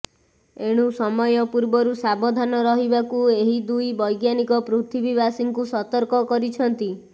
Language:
Odia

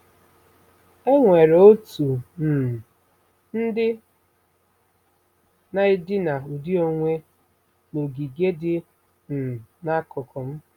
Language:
Igbo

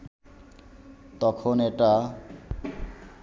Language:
Bangla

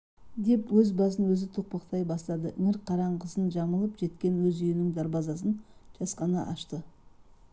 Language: Kazakh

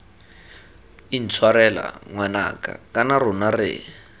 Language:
Tswana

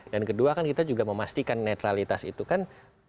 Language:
Indonesian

